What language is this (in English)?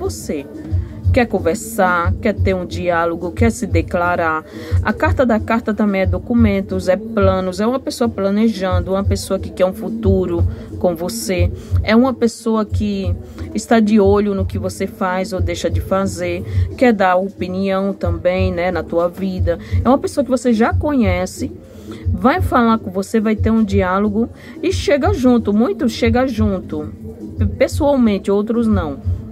Portuguese